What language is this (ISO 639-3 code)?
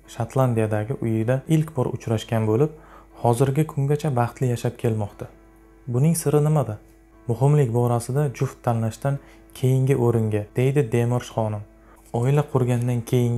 nld